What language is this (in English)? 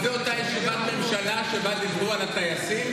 Hebrew